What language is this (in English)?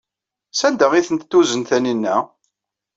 Kabyle